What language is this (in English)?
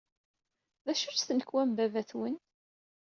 Kabyle